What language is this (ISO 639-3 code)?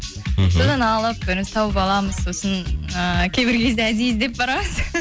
kaz